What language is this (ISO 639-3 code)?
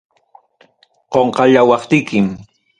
quy